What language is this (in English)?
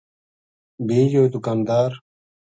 Gujari